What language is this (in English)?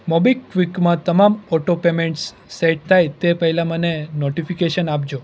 Gujarati